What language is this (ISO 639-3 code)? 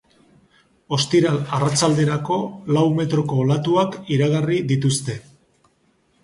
eus